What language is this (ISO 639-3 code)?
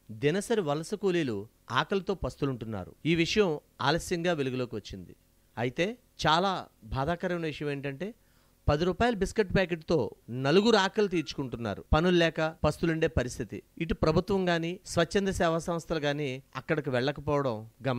tel